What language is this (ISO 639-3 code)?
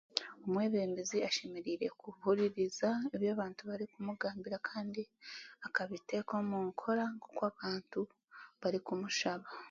cgg